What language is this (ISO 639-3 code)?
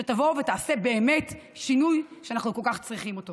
heb